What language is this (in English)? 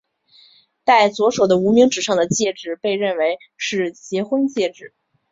Chinese